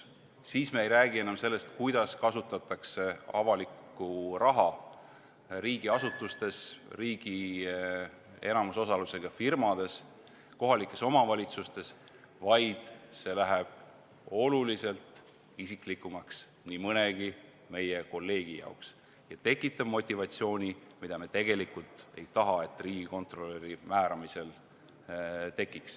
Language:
Estonian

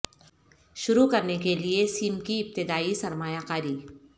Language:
Urdu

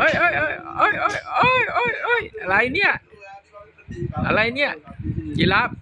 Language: Thai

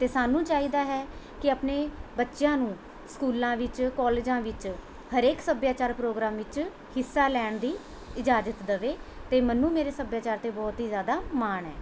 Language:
Punjabi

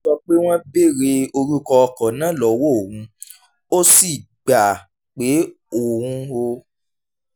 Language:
Yoruba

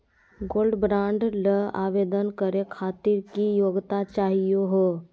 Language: Magahi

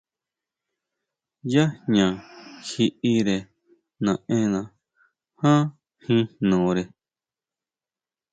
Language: Huautla Mazatec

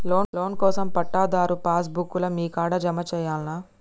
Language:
Telugu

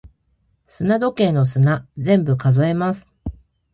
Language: Japanese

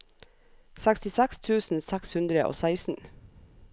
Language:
Norwegian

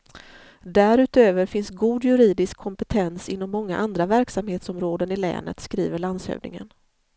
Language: Swedish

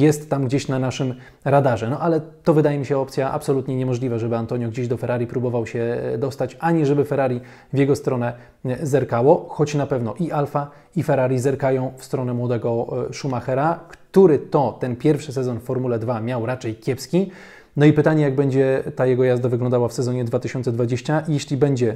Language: Polish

